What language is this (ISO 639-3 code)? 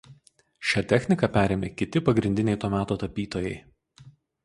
lit